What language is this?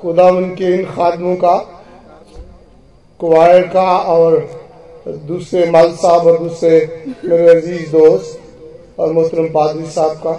Hindi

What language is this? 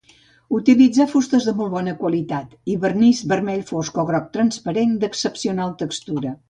Catalan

